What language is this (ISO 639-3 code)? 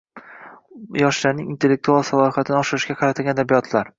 uzb